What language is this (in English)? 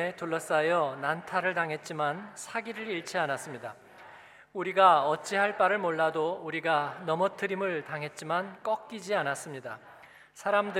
Korean